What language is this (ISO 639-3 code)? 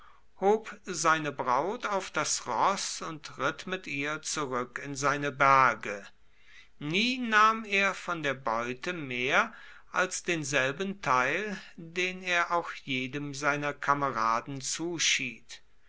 deu